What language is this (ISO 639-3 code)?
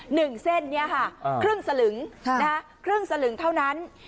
tha